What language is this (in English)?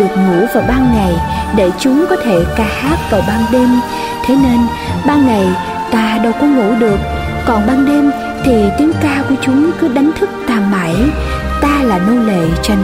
Vietnamese